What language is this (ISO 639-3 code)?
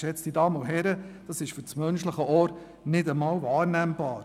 gsw